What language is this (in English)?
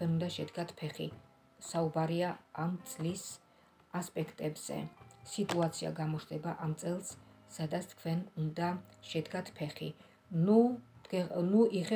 Romanian